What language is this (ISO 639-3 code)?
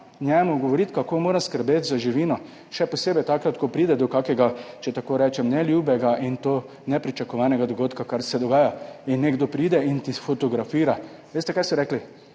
slv